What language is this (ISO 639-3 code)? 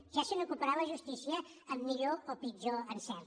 cat